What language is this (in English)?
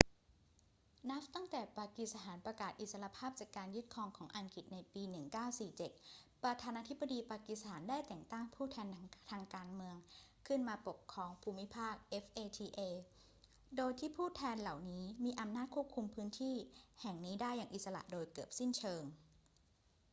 Thai